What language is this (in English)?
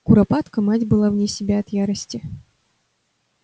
Russian